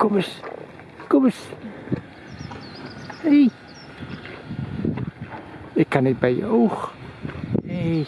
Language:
Dutch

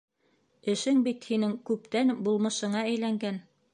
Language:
Bashkir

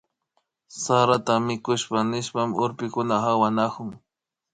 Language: Imbabura Highland Quichua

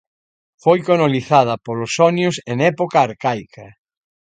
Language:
Galician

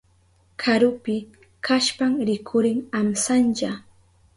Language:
Southern Pastaza Quechua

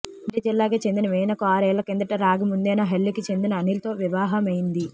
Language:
Telugu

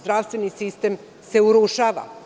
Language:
Serbian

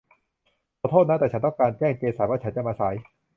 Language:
Thai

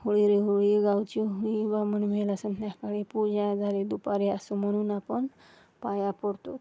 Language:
Marathi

